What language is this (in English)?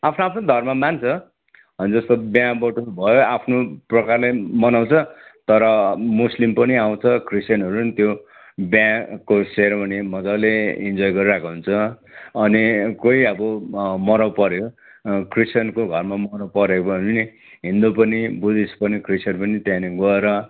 Nepali